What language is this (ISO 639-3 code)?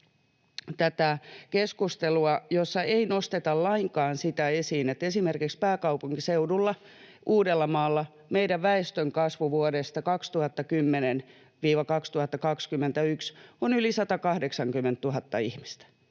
fin